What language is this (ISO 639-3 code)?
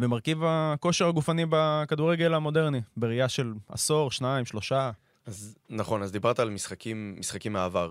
heb